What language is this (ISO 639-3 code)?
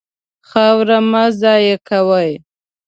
pus